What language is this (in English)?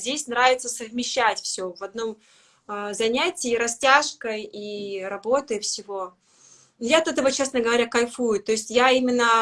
Russian